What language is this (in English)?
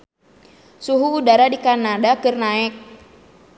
Sundanese